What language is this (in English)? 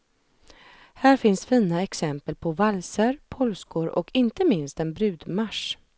Swedish